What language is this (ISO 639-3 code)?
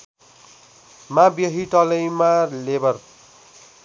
nep